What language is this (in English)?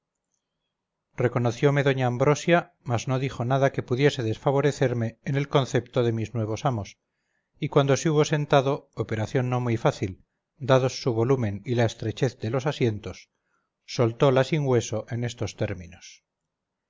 Spanish